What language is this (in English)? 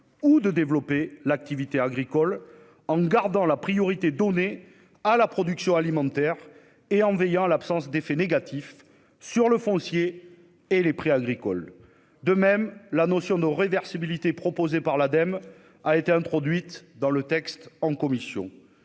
French